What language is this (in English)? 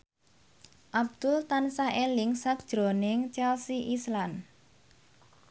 Javanese